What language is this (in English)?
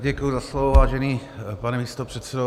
Czech